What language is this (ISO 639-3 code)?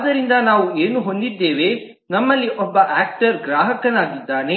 kan